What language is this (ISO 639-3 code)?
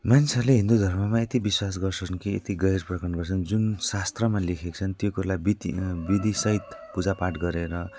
nep